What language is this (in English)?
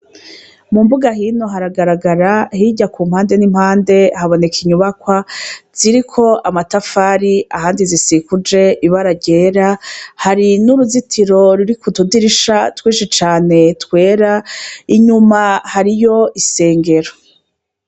Rundi